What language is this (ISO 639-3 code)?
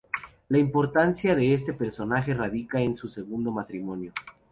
spa